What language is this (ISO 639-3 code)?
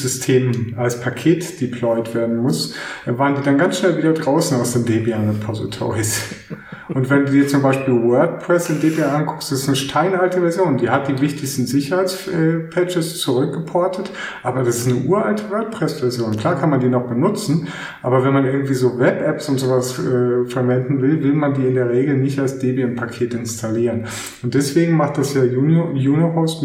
deu